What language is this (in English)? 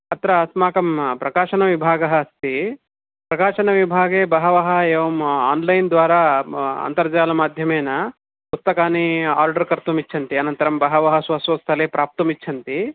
Sanskrit